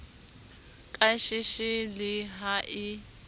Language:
Southern Sotho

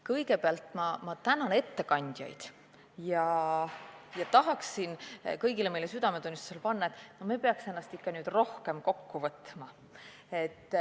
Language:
Estonian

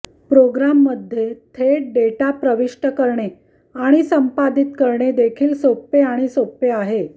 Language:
Marathi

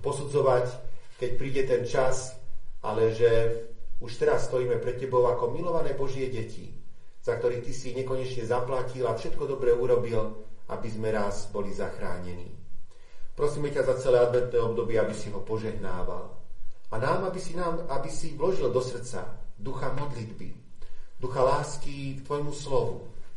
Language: Slovak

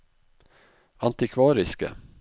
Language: Norwegian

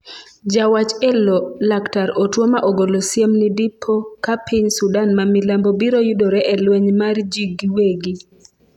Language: Luo (Kenya and Tanzania)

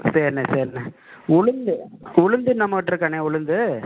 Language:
Tamil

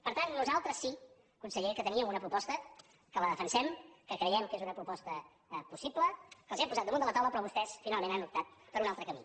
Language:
Catalan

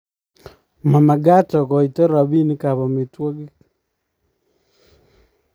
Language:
Kalenjin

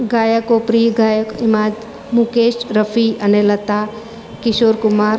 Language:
Gujarati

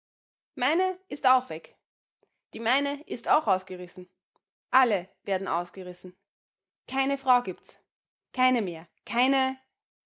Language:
German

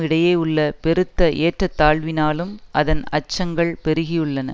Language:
Tamil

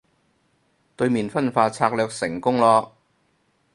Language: Cantonese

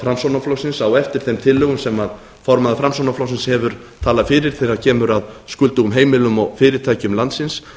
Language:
Icelandic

